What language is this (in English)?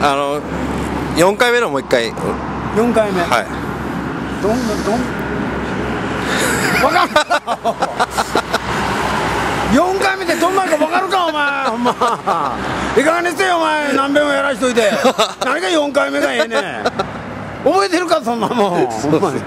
Japanese